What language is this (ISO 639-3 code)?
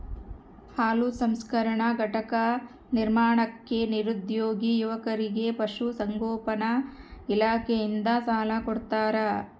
kan